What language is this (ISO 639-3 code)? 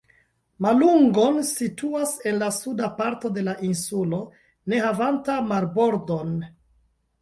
epo